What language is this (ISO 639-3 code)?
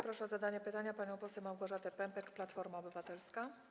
pol